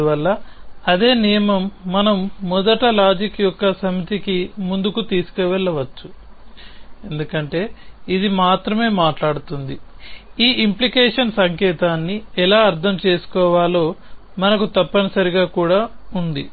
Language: Telugu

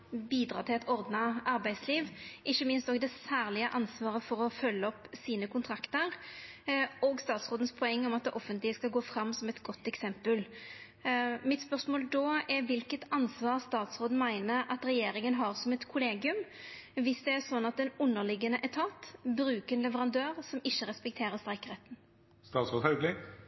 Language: Norwegian Nynorsk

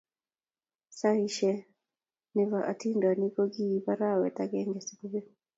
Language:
Kalenjin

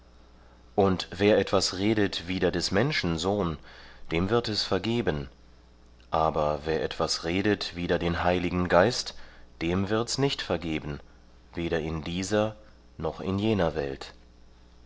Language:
German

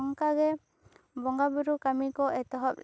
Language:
Santali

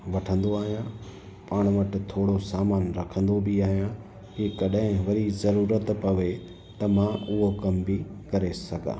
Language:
Sindhi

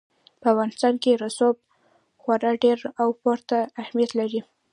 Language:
Pashto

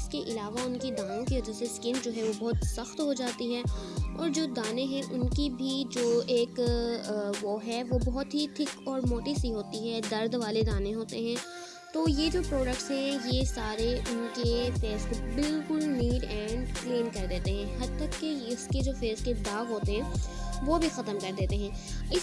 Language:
Urdu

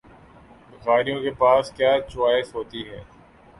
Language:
Urdu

